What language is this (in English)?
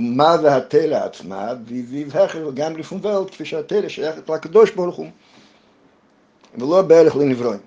Hebrew